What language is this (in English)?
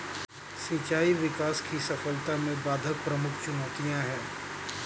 Hindi